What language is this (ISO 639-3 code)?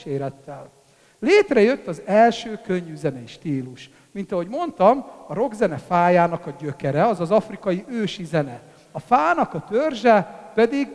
hun